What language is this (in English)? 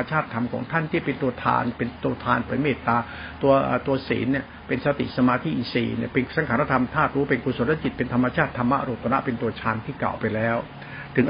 Thai